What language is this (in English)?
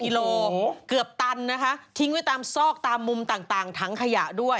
Thai